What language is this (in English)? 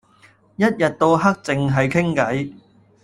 Cantonese